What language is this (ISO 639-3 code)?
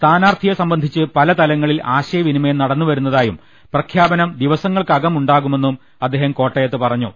mal